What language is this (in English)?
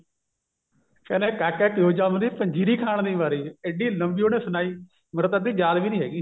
Punjabi